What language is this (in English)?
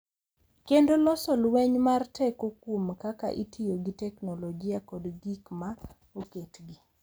Luo (Kenya and Tanzania)